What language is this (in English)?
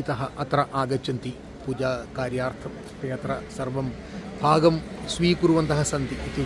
Malayalam